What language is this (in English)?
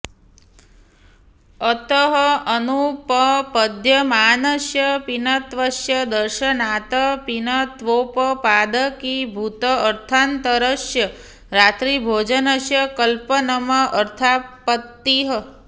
Sanskrit